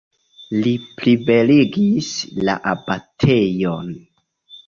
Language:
Esperanto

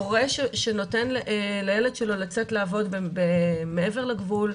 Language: Hebrew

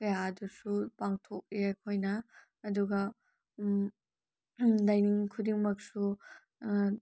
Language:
Manipuri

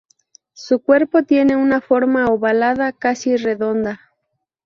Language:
Spanish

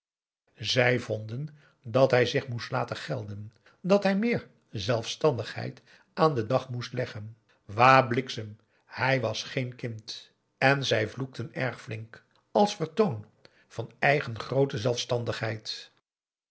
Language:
Dutch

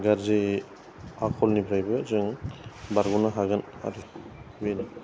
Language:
Bodo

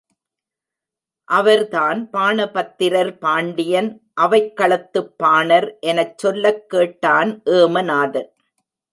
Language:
Tamil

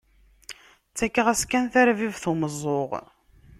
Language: Kabyle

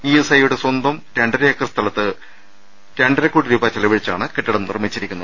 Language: Malayalam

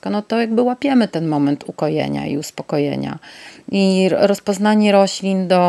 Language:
Polish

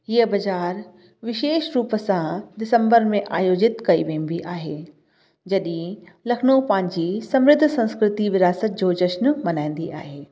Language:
Sindhi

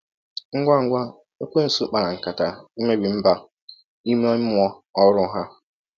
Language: Igbo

